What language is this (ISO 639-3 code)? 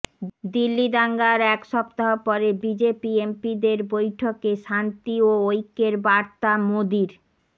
ben